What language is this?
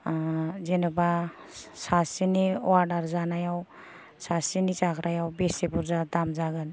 Bodo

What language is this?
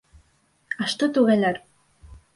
Bashkir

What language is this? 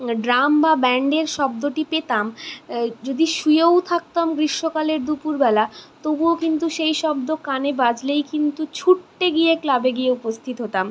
Bangla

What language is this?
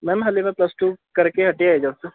Punjabi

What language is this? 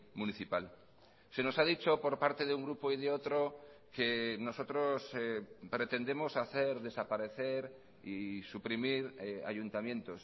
Spanish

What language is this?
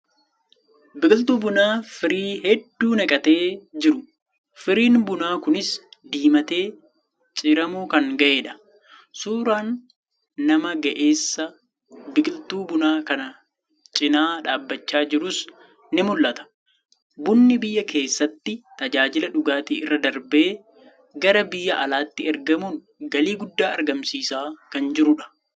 Oromo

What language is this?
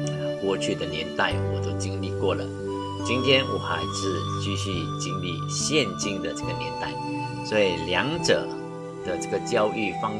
Chinese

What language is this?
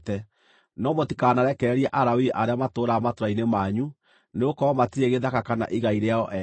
Kikuyu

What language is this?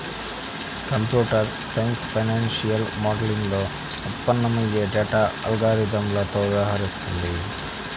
Telugu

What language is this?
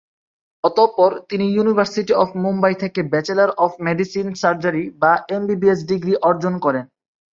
Bangla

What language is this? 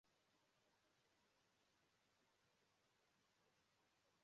Igbo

